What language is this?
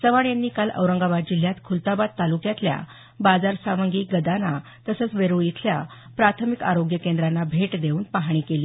Marathi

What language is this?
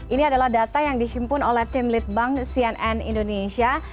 Indonesian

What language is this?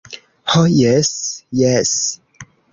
Esperanto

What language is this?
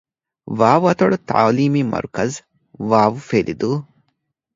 Divehi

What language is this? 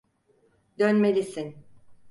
Turkish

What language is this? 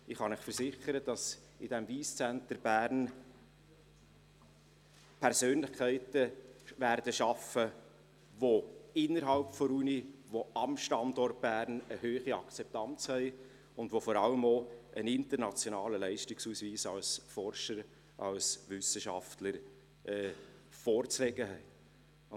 Swiss German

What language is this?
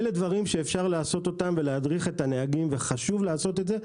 Hebrew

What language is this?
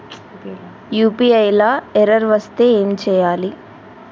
Telugu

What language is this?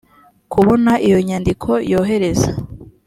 Kinyarwanda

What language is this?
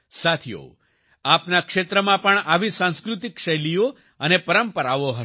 Gujarati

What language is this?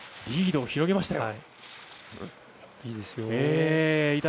Japanese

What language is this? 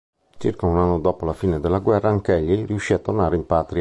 Italian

